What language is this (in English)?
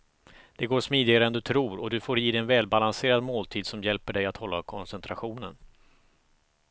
Swedish